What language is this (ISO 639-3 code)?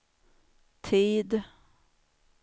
swe